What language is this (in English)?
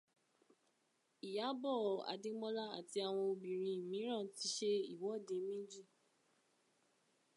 Yoruba